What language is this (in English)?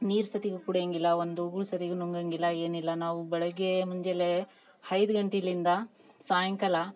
Kannada